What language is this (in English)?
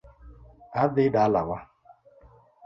Luo (Kenya and Tanzania)